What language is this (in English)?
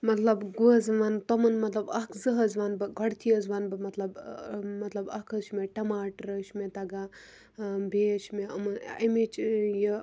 Kashmiri